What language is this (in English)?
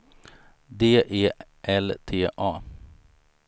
Swedish